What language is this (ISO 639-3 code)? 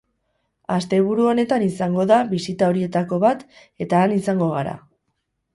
eus